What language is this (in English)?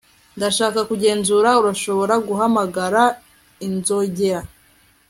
Kinyarwanda